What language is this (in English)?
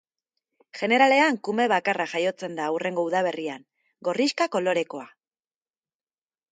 Basque